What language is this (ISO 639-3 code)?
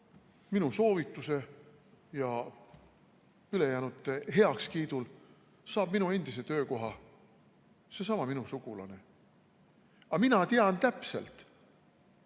est